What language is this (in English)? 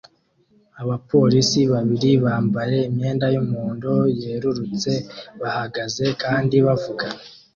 Kinyarwanda